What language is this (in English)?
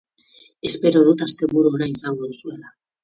Basque